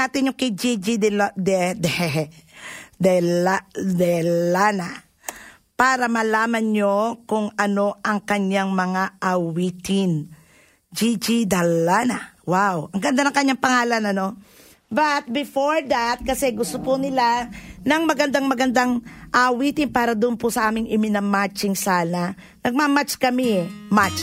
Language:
Filipino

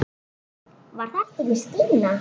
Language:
Icelandic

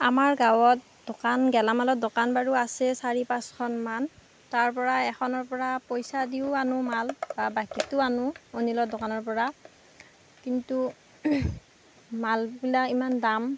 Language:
Assamese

